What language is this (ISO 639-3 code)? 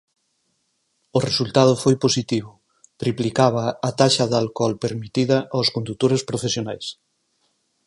glg